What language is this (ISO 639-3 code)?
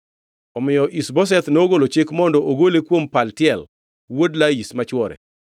luo